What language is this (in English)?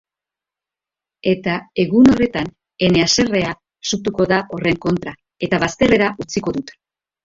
Basque